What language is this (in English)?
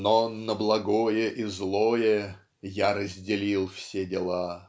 Russian